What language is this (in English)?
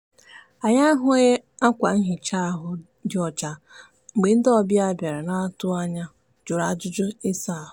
Igbo